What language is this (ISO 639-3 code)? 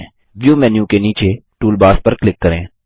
hin